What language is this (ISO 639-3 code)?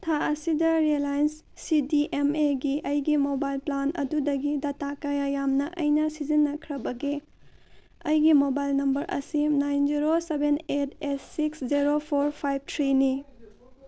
mni